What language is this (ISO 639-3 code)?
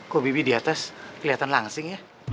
ind